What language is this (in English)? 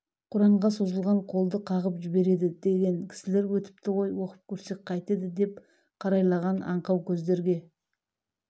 Kazakh